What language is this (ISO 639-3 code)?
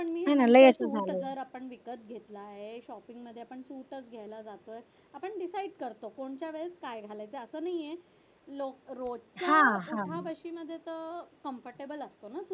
mar